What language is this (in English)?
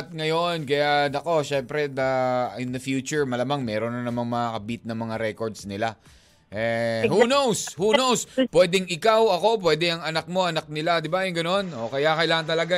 Filipino